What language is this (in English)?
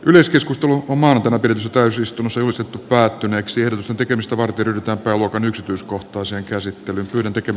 Finnish